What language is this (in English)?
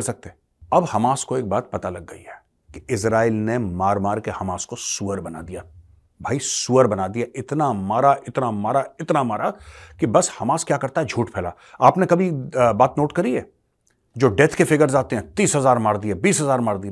Hindi